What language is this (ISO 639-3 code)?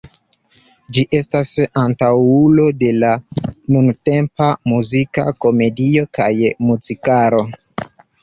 epo